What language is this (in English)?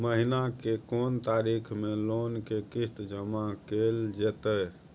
Maithili